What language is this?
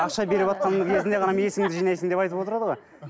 Kazakh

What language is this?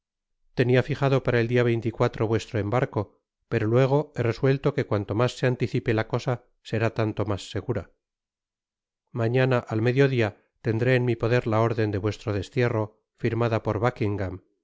Spanish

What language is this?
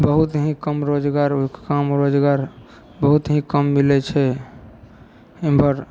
Maithili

